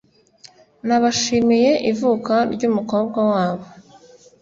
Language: Kinyarwanda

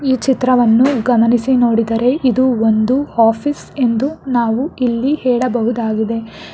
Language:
Kannada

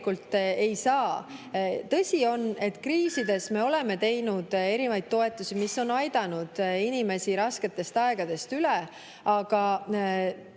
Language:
Estonian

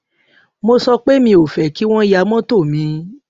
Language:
Yoruba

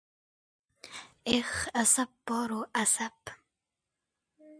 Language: Uzbek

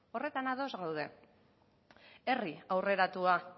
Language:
Basque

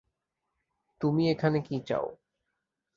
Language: Bangla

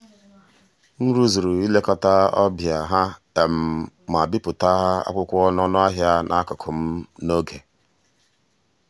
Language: Igbo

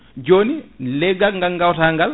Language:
Fula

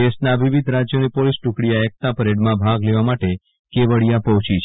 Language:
Gujarati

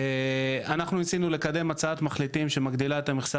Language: Hebrew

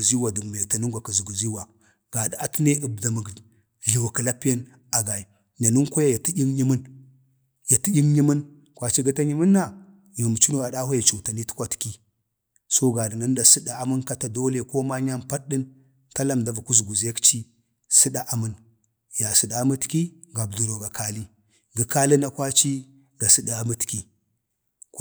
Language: Bade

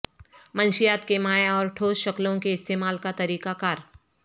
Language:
Urdu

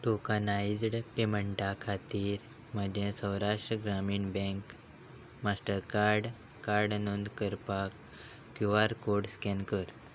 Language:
Konkani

